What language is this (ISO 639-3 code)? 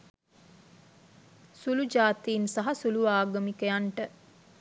sin